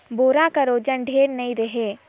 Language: Chhattisgarhi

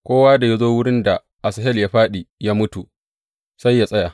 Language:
Hausa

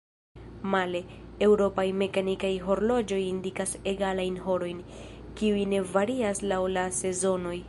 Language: Esperanto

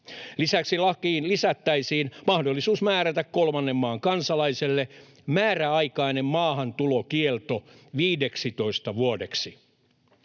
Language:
Finnish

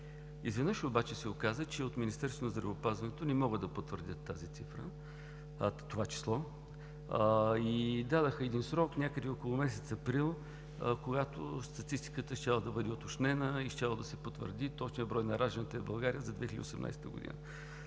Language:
Bulgarian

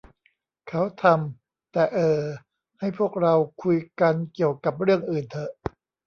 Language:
Thai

